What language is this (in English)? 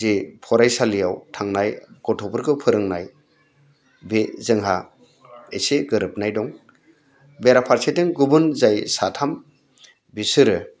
Bodo